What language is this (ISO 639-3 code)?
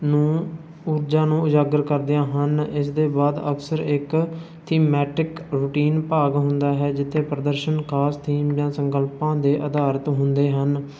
pan